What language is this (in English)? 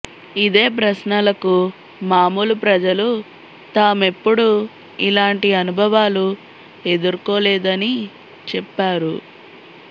Telugu